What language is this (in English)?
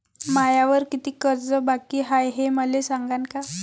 Marathi